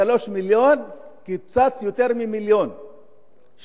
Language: Hebrew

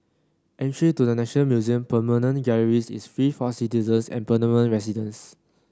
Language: English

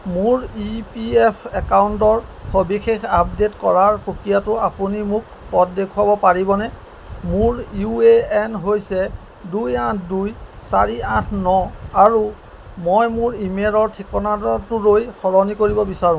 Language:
Assamese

